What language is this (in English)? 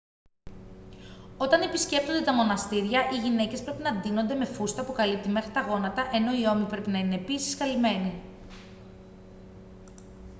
Greek